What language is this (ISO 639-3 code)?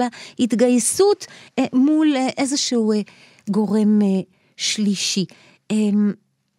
heb